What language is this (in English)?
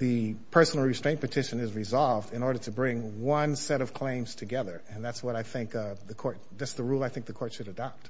English